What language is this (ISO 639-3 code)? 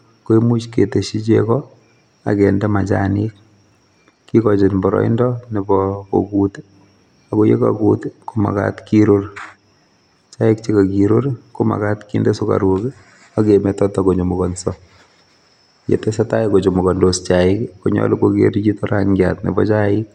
kln